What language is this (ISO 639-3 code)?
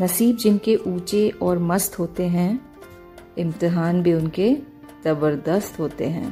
hin